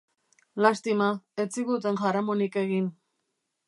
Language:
Basque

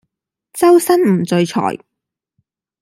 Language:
Cantonese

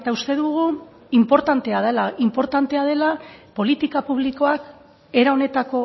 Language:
Basque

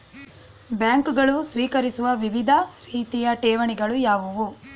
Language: Kannada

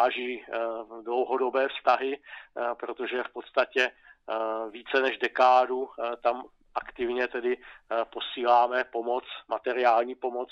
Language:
Czech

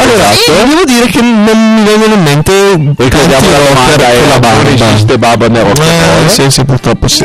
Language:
Italian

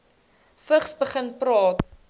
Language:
Afrikaans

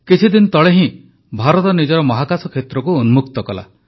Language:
Odia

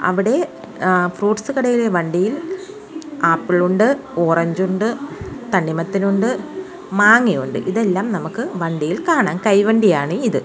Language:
Malayalam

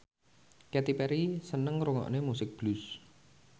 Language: Javanese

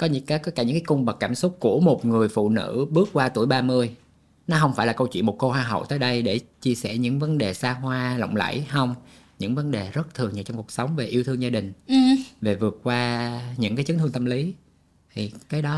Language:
Vietnamese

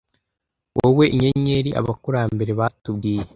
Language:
Kinyarwanda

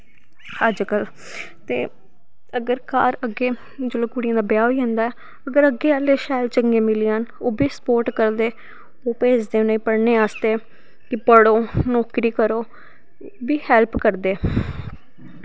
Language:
Dogri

